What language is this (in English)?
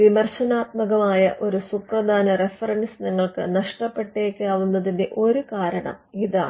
Malayalam